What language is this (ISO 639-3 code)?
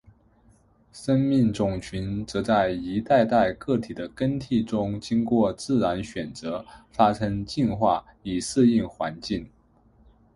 zho